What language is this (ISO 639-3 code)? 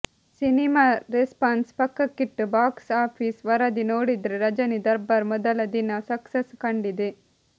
kan